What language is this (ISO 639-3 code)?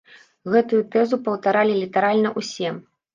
bel